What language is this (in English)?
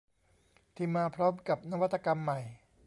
Thai